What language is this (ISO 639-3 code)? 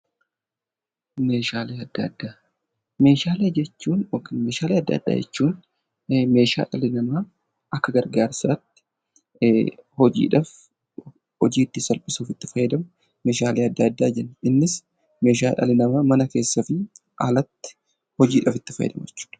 orm